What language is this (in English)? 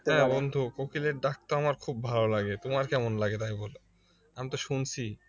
Bangla